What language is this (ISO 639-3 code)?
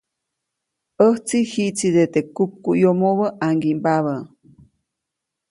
zoc